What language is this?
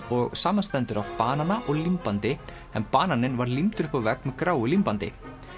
Icelandic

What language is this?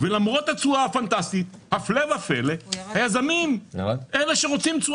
Hebrew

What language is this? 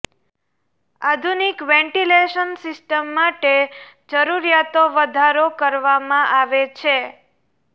Gujarati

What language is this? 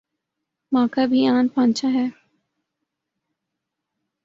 Urdu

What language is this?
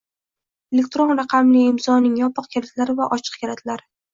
Uzbek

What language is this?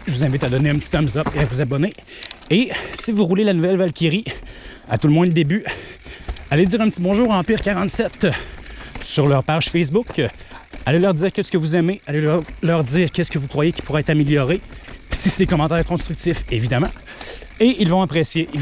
French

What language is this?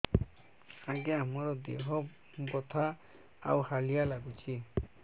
Odia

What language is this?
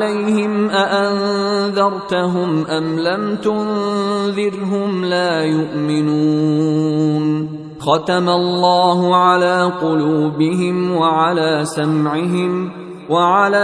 Arabic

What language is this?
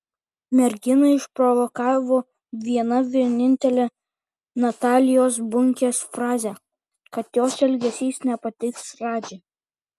Lithuanian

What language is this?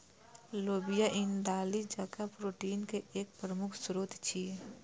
Maithili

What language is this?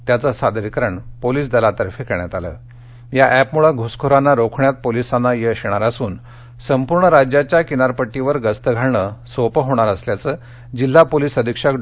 Marathi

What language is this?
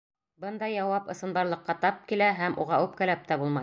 Bashkir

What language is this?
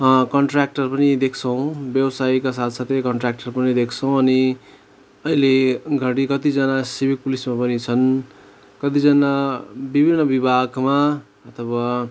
Nepali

